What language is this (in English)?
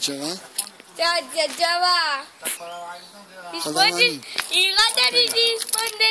Italian